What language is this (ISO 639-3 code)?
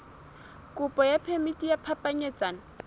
sot